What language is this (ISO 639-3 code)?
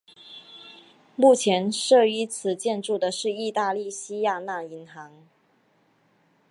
zho